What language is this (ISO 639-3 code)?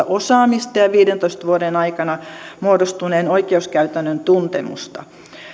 fin